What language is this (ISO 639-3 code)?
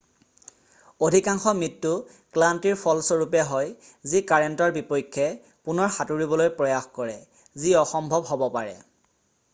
asm